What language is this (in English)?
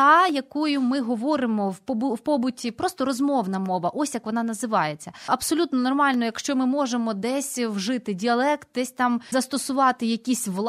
Ukrainian